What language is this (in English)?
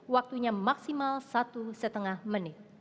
Indonesian